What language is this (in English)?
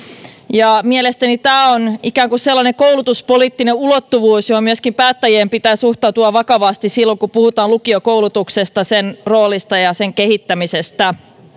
Finnish